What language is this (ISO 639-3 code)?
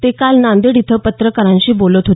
mar